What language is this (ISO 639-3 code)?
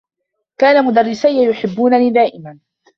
ara